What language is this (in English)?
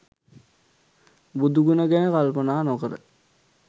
Sinhala